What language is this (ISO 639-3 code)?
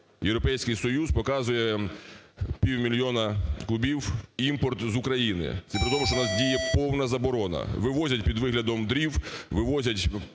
ukr